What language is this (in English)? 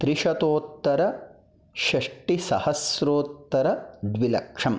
Sanskrit